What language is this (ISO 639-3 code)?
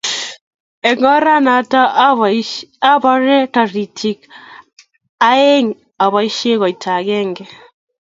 kln